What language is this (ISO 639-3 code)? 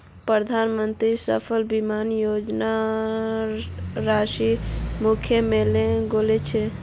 mag